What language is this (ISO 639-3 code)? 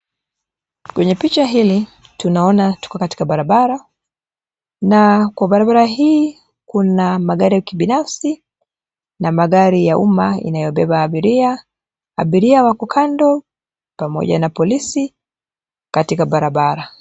swa